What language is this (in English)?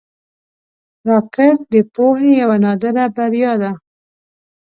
Pashto